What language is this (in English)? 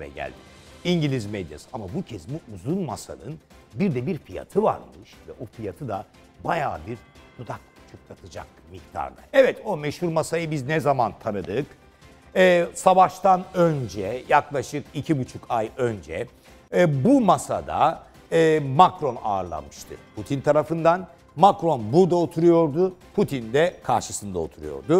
Turkish